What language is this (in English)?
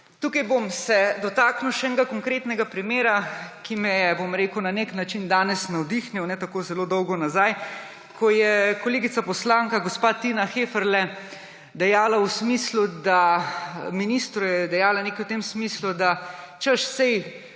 Slovenian